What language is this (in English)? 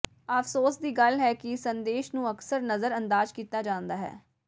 Punjabi